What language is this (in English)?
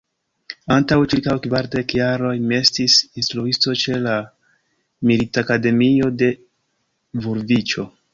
Esperanto